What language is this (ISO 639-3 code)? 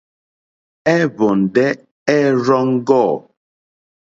bri